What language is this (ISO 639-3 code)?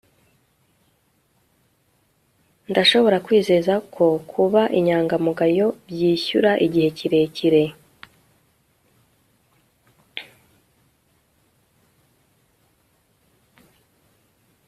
kin